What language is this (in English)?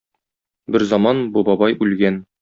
Tatar